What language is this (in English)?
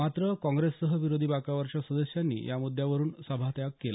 Marathi